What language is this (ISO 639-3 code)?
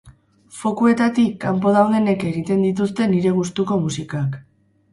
eus